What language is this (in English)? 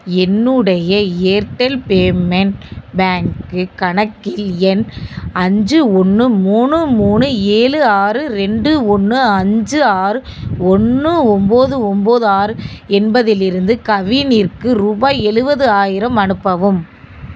Tamil